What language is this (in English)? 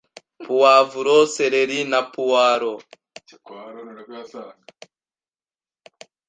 Kinyarwanda